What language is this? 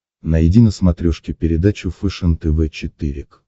Russian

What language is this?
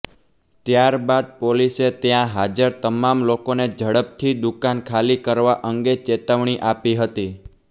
Gujarati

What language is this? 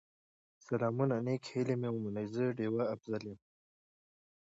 Pashto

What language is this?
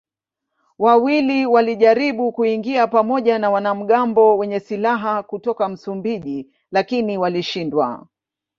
Swahili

